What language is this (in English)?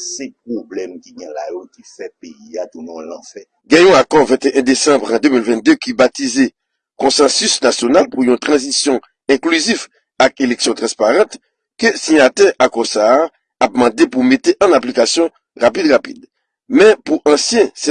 French